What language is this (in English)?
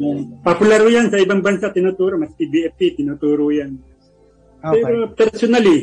Filipino